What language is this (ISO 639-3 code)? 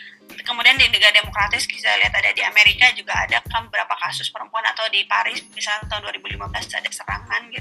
ind